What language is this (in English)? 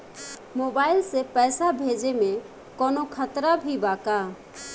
Bhojpuri